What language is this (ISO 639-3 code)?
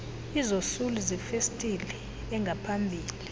xho